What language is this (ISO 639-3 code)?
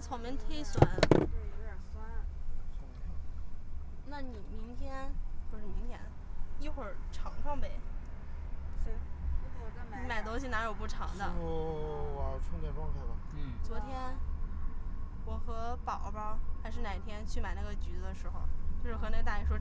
zho